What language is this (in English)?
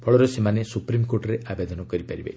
Odia